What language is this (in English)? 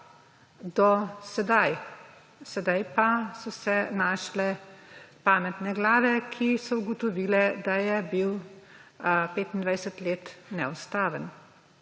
Slovenian